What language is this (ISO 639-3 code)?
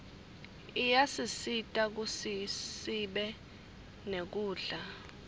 ssw